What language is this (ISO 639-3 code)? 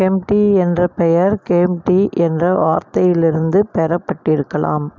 tam